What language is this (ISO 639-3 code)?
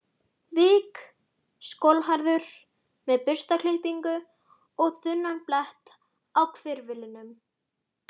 isl